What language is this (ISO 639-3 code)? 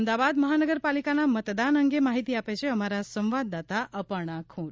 guj